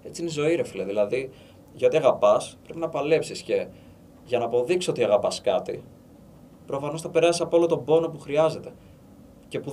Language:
Greek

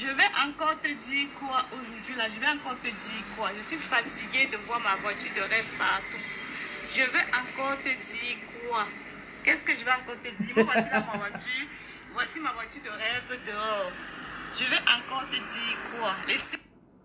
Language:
French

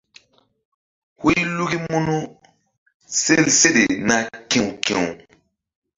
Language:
Mbum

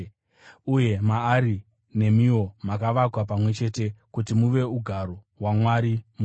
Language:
Shona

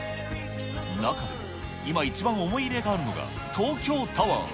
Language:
Japanese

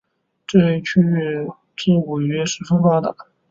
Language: Chinese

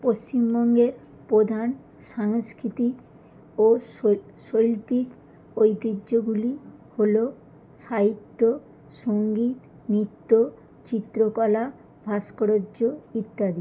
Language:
Bangla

